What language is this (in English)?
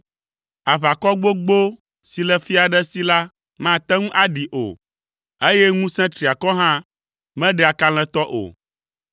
Ewe